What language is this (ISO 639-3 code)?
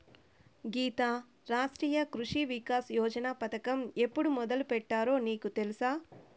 tel